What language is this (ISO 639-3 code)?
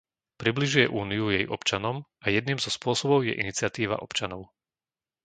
slk